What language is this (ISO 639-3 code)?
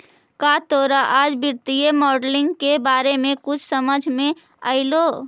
mag